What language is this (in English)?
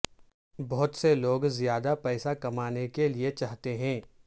Urdu